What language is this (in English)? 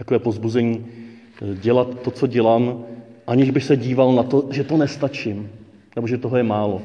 Czech